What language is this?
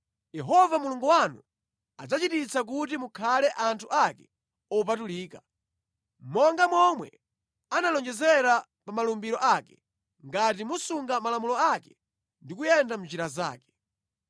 Nyanja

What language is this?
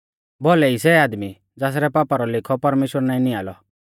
Mahasu Pahari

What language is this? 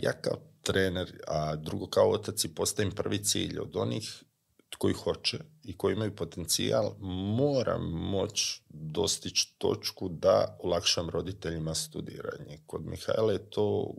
Croatian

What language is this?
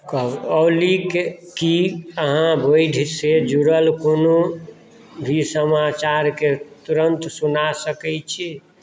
Maithili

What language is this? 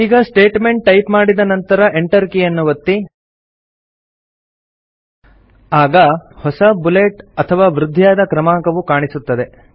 Kannada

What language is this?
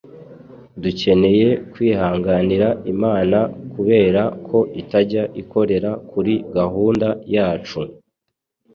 Kinyarwanda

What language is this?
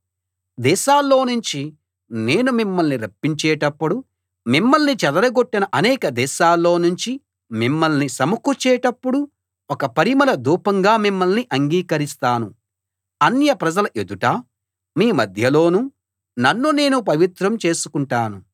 Telugu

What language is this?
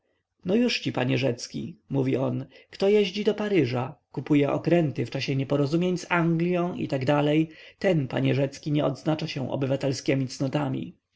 Polish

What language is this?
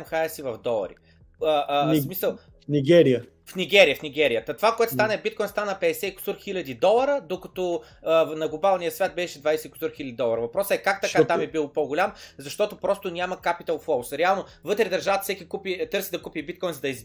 Bulgarian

